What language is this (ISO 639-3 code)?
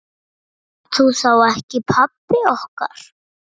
isl